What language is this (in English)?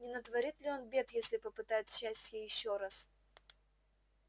Russian